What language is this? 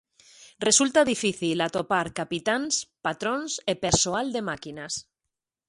Galician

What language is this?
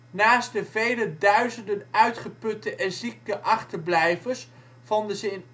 Dutch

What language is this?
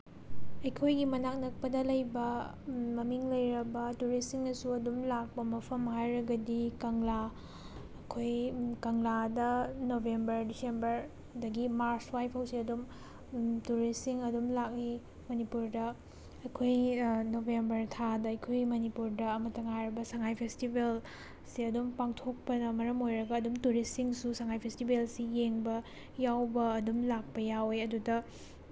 Manipuri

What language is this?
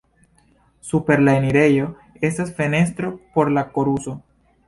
Esperanto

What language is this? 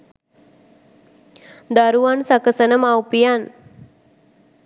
Sinhala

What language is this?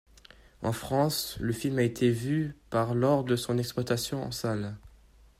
French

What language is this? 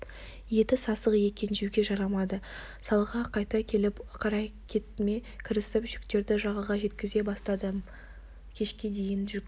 Kazakh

